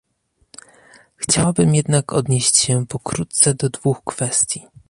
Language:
Polish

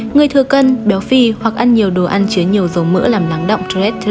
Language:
Vietnamese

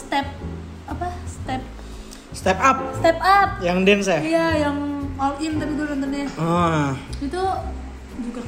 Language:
Indonesian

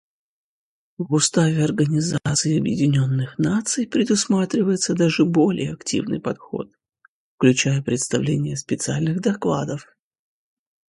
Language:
Russian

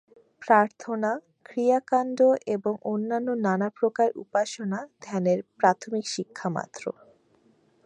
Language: Bangla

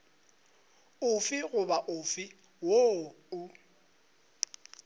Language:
Northern Sotho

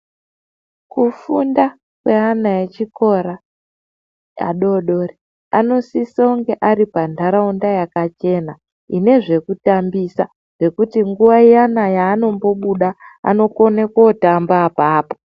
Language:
Ndau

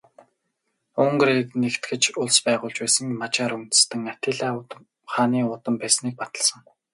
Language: Mongolian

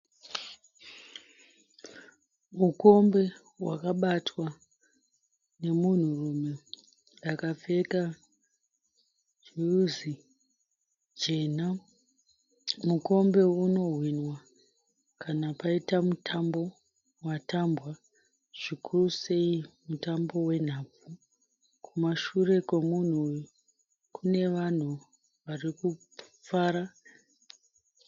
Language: Shona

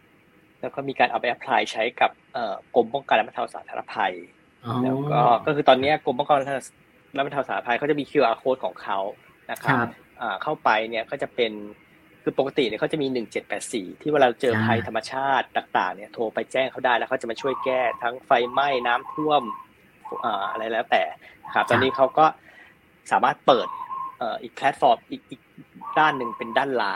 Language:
Thai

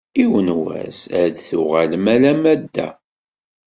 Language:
Kabyle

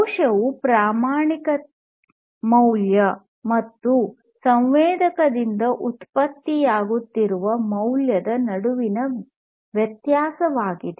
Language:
Kannada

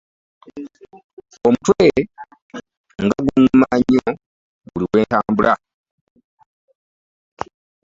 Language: Ganda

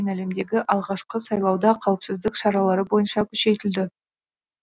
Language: Kazakh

